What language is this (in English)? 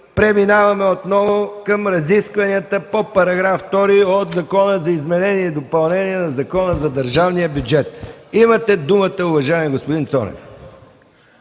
Bulgarian